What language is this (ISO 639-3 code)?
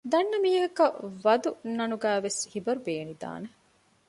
div